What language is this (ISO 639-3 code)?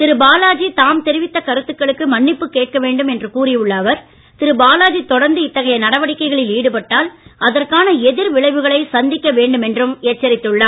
tam